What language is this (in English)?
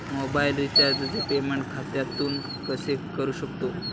Marathi